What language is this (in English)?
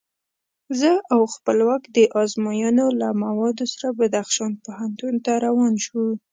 Pashto